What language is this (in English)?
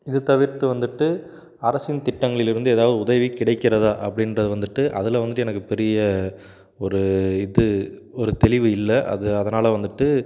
Tamil